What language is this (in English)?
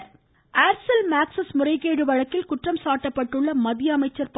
Tamil